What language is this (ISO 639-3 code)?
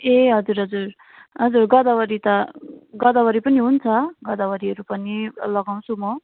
nep